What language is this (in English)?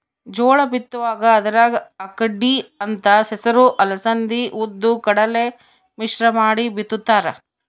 Kannada